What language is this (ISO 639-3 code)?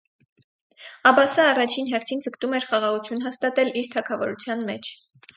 hye